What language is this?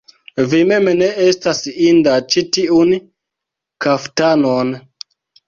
Esperanto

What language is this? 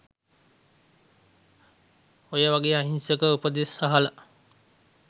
Sinhala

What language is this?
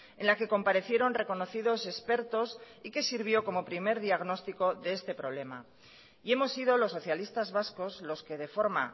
Spanish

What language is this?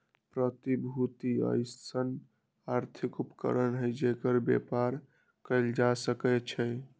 Magahi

